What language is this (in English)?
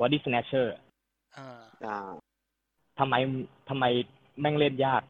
Thai